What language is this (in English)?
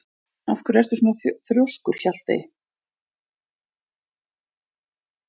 Icelandic